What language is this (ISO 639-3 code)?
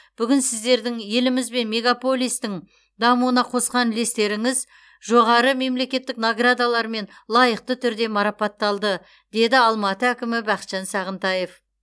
kaz